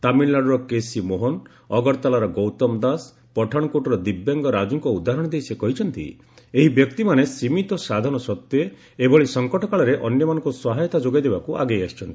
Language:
Odia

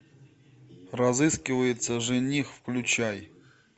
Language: Russian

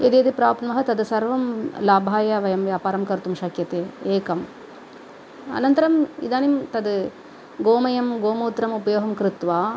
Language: Sanskrit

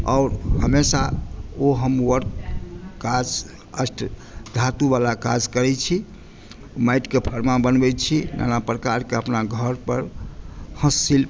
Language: Maithili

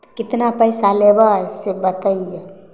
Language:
Maithili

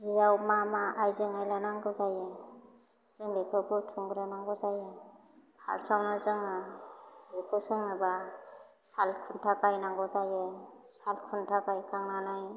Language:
Bodo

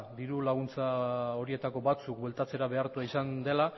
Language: Basque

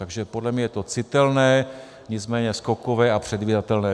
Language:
Czech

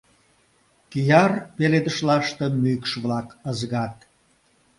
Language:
Mari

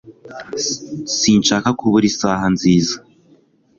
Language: Kinyarwanda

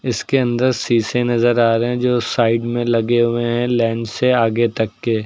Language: Hindi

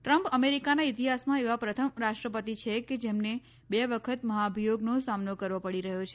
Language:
Gujarati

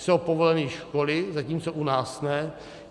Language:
Czech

